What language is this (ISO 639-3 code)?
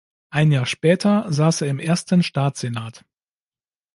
deu